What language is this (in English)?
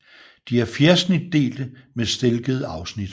Danish